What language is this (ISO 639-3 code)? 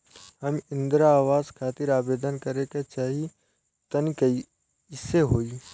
bho